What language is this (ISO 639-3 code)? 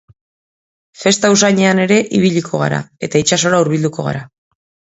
eus